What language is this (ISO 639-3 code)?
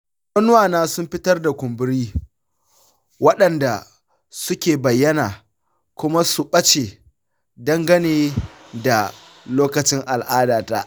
hau